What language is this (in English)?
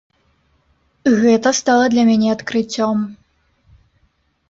Belarusian